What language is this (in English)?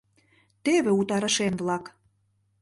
Mari